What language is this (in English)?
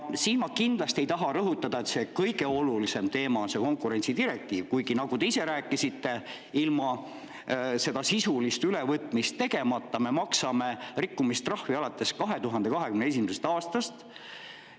Estonian